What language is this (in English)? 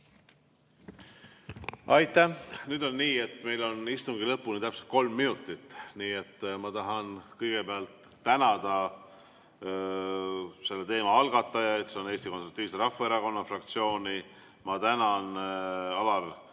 Estonian